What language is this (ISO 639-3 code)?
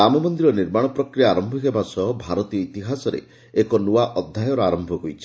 ori